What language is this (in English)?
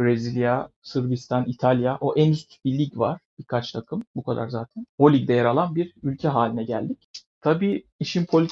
Turkish